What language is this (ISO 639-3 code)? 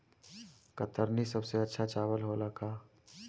bho